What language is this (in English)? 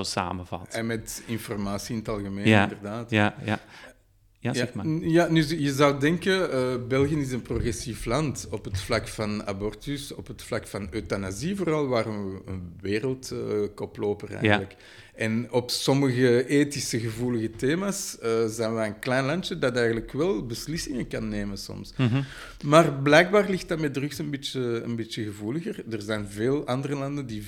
Dutch